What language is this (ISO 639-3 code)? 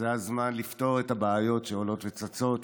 heb